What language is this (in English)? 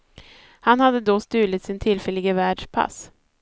Swedish